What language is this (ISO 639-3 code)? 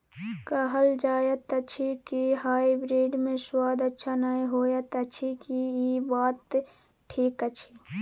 mai